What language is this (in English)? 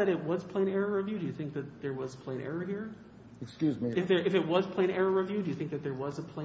English